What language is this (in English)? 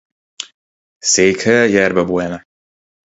Hungarian